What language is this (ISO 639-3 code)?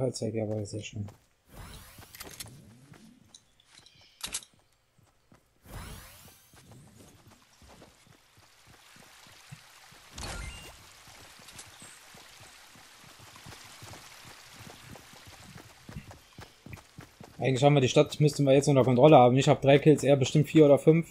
deu